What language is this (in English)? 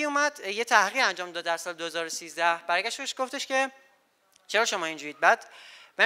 Persian